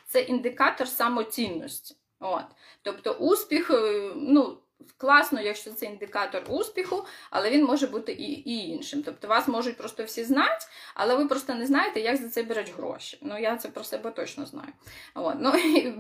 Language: Ukrainian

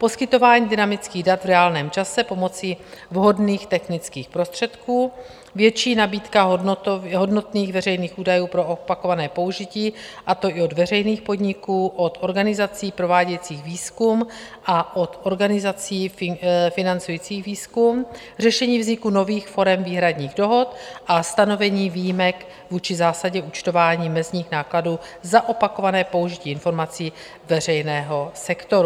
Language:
Czech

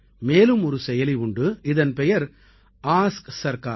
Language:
Tamil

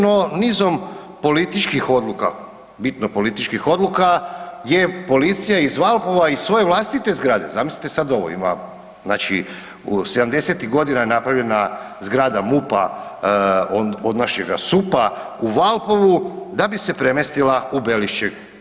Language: Croatian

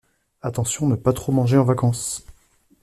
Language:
French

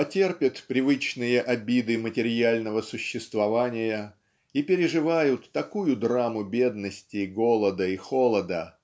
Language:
Russian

